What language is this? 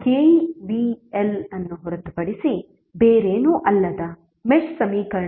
Kannada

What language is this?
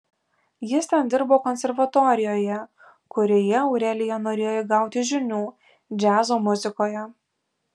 Lithuanian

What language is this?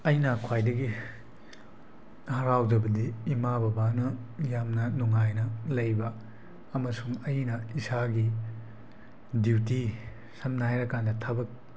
Manipuri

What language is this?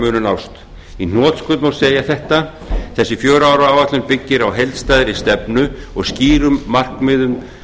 Icelandic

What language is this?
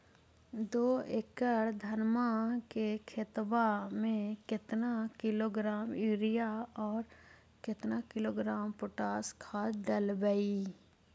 Magahi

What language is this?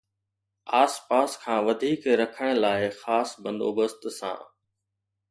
Sindhi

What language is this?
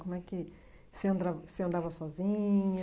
Portuguese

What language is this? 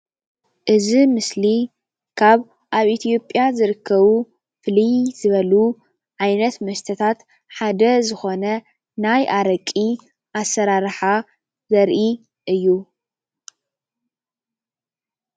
Tigrinya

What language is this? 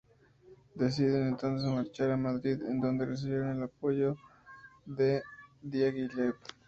Spanish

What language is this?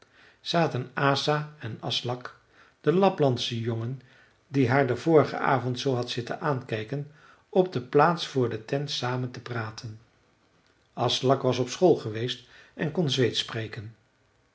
Dutch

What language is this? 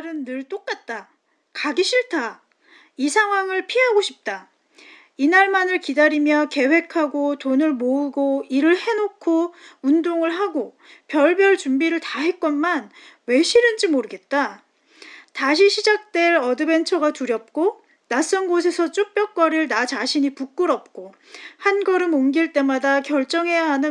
Korean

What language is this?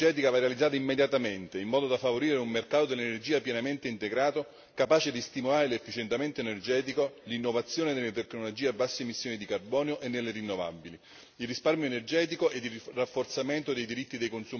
Italian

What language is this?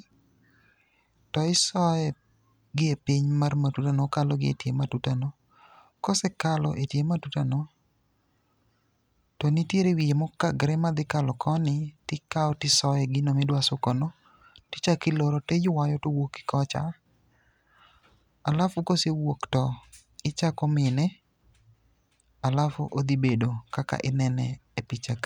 Luo (Kenya and Tanzania)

